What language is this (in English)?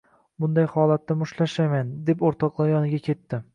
Uzbek